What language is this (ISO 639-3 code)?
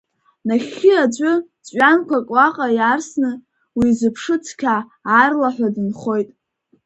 abk